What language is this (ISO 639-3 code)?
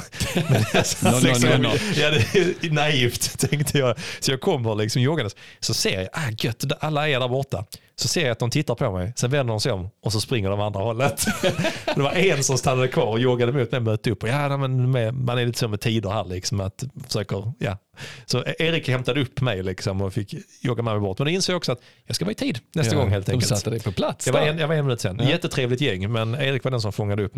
swe